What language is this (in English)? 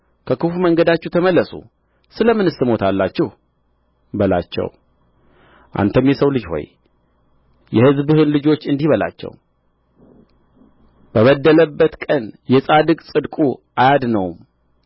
Amharic